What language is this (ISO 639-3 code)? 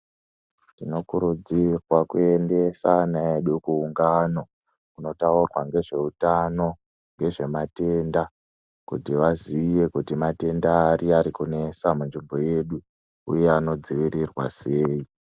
ndc